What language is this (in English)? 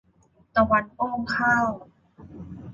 Thai